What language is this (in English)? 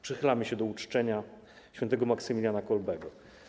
Polish